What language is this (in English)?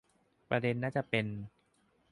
Thai